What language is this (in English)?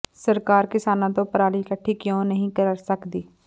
Punjabi